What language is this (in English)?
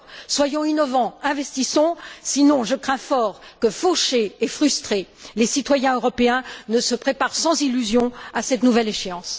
French